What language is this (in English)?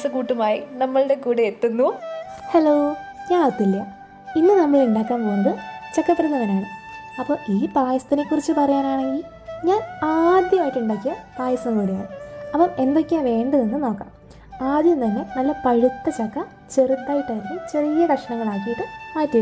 Malayalam